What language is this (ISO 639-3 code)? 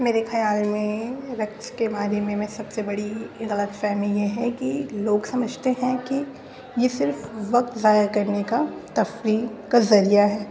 urd